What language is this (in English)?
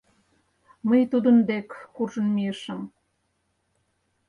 Mari